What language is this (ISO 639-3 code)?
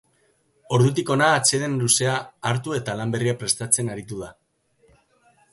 eus